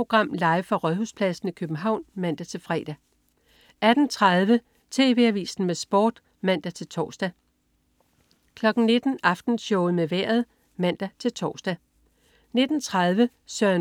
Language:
Danish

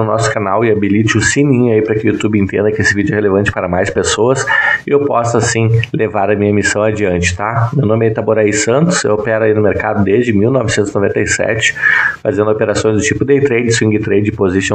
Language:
Portuguese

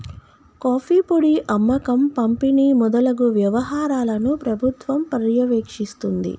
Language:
Telugu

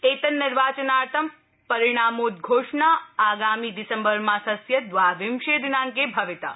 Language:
Sanskrit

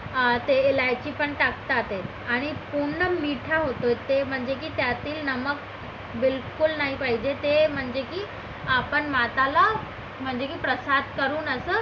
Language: Marathi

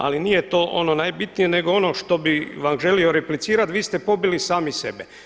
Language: Croatian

